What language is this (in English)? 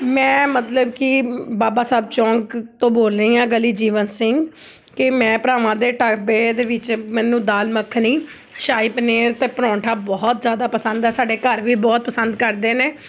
Punjabi